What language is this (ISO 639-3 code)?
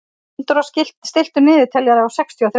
isl